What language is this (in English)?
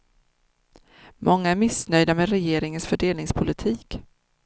Swedish